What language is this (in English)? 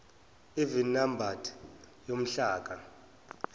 Zulu